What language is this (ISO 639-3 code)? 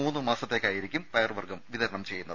mal